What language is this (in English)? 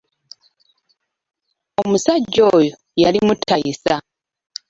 Ganda